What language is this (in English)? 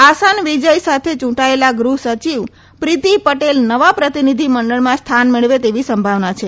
Gujarati